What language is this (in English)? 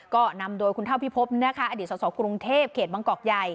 Thai